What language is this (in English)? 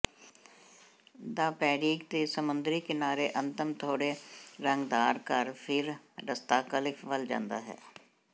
Punjabi